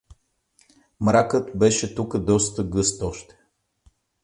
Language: Bulgarian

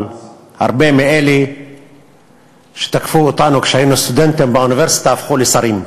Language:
Hebrew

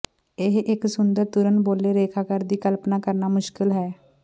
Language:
Punjabi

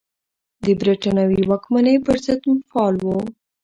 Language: Pashto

